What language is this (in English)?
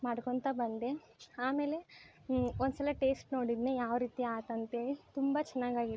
Kannada